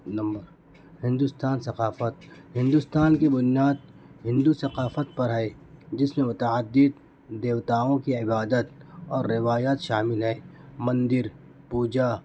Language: Urdu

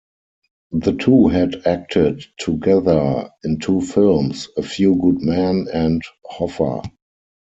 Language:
English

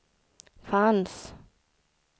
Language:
Swedish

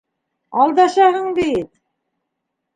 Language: Bashkir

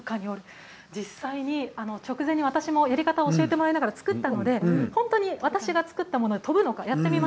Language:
Japanese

